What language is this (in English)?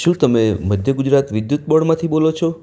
Gujarati